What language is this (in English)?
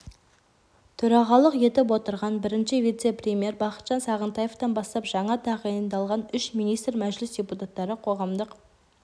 Kazakh